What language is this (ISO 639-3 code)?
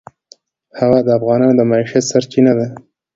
pus